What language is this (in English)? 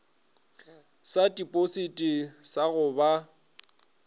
Northern Sotho